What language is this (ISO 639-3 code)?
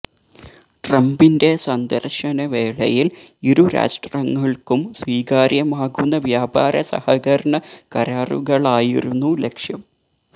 mal